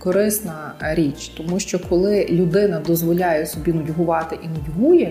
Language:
Ukrainian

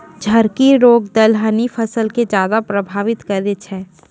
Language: Maithili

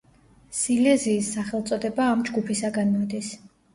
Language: Georgian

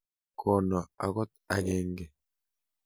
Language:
Kalenjin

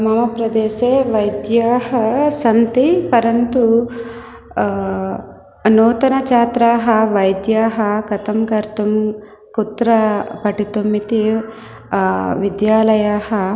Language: Sanskrit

